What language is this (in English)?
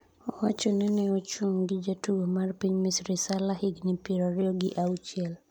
Luo (Kenya and Tanzania)